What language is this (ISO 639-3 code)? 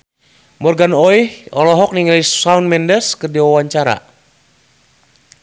sun